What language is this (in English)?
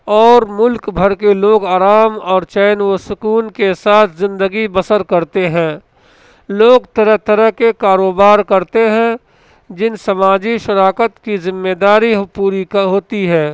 Urdu